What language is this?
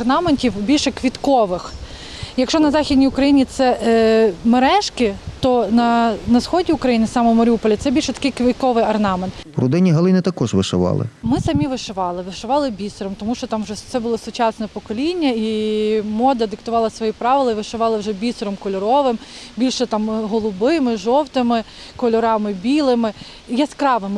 Ukrainian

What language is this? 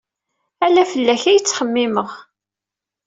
Kabyle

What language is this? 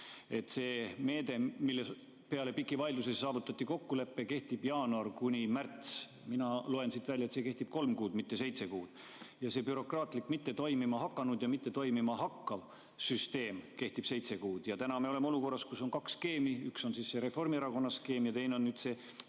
Estonian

